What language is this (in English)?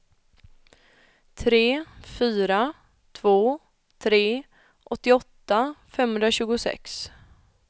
Swedish